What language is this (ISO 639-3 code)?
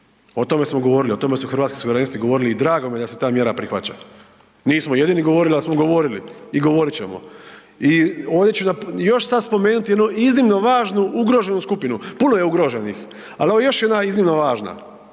hrv